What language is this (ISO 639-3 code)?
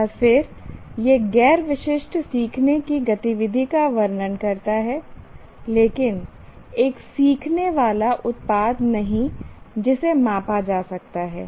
hin